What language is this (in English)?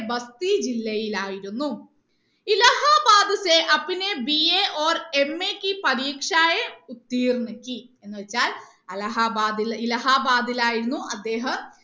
Malayalam